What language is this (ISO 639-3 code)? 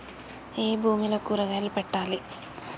tel